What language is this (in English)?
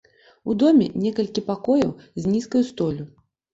Belarusian